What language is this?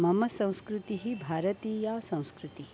Sanskrit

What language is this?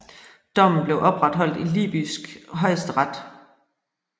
Danish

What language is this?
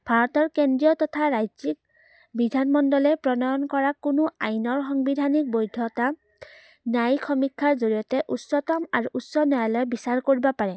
Assamese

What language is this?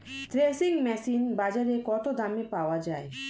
Bangla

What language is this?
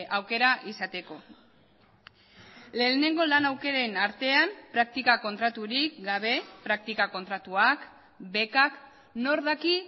Basque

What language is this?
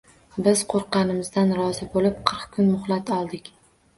Uzbek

